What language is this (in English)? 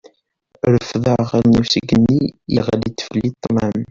Kabyle